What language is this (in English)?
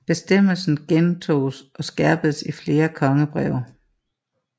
Danish